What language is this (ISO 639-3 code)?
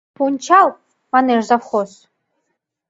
chm